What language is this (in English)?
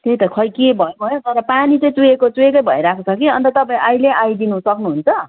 Nepali